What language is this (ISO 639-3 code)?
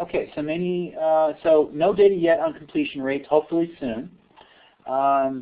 eng